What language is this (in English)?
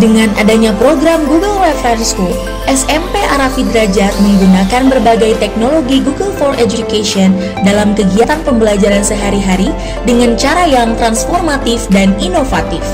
Indonesian